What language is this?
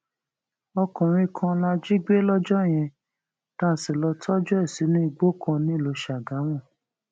Yoruba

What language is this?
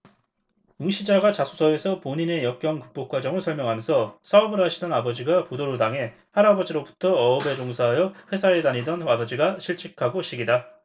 Korean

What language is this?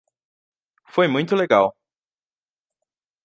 Portuguese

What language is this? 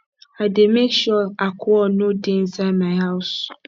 Nigerian Pidgin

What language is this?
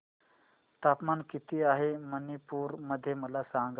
Marathi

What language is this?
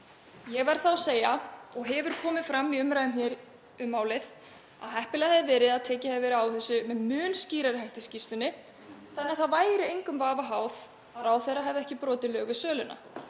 Icelandic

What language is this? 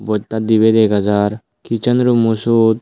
Chakma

